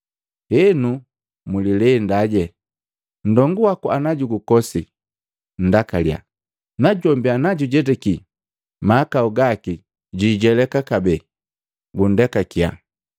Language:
Matengo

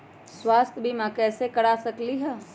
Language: Magahi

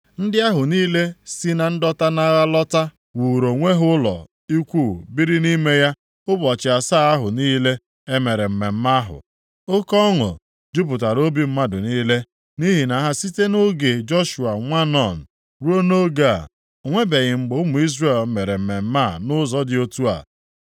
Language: Igbo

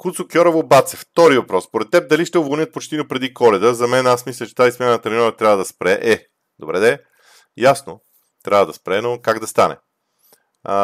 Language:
Bulgarian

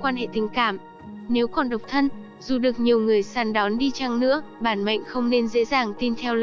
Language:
Vietnamese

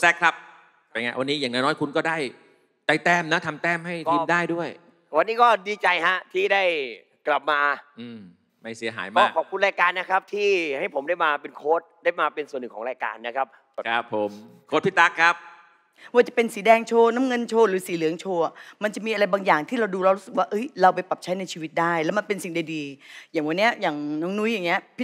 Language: Thai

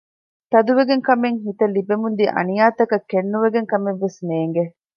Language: Divehi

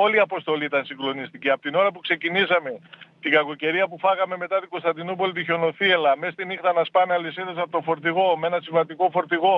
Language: Greek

